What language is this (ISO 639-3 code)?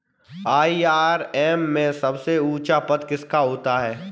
hin